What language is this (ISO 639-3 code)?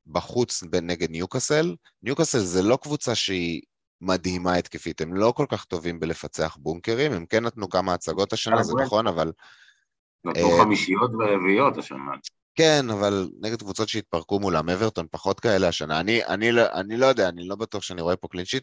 heb